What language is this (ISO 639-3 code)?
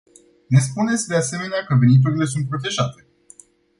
ron